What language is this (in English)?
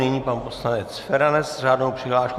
Czech